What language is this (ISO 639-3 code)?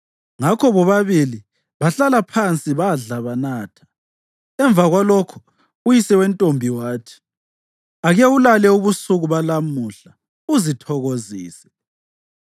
nde